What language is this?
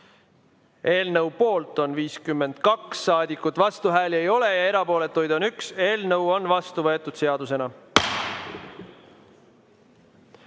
Estonian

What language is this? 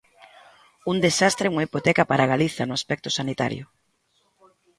Galician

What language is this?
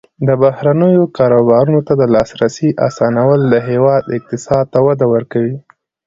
Pashto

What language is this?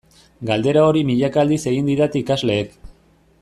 Basque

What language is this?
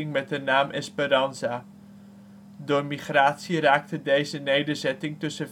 Dutch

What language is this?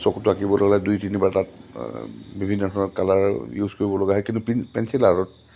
Assamese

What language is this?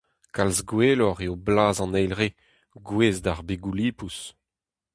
Breton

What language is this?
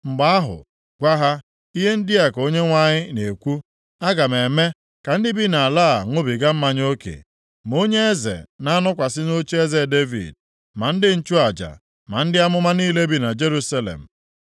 Igbo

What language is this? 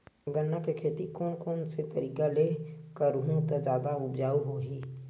Chhattisgarhi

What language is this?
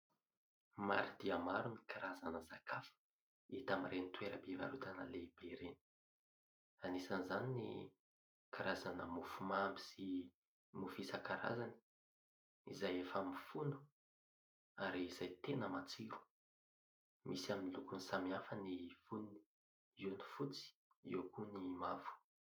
Malagasy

